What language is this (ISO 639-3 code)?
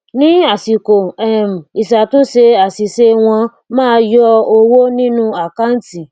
yor